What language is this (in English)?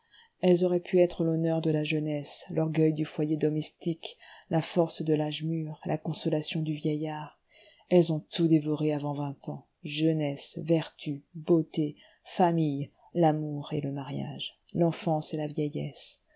French